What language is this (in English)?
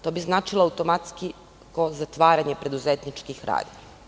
Serbian